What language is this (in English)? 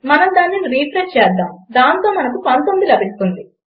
Telugu